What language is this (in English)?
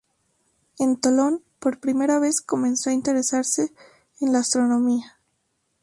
Spanish